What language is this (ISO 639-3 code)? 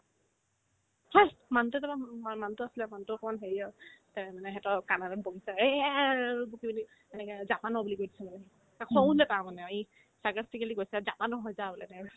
asm